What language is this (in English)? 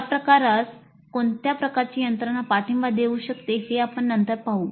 Marathi